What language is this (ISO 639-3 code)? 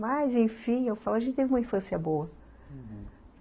por